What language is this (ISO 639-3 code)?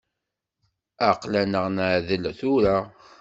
kab